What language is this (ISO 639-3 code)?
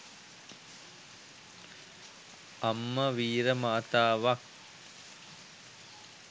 sin